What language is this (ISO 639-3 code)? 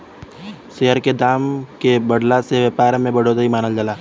bho